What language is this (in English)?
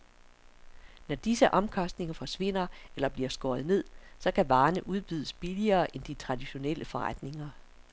Danish